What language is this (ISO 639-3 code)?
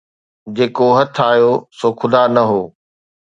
snd